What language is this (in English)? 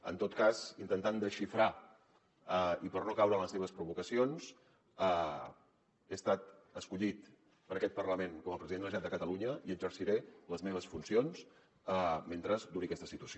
Catalan